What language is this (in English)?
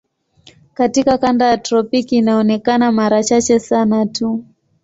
Swahili